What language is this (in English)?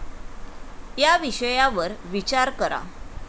Marathi